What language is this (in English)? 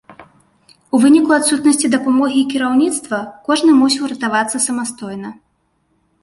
Belarusian